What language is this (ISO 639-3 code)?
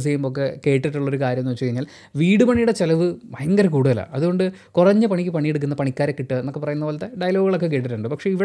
mal